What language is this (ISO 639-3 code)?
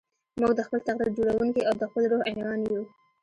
pus